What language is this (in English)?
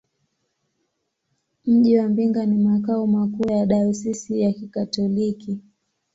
Swahili